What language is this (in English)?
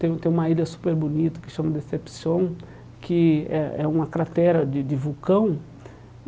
Portuguese